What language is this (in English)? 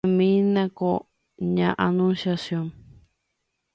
Guarani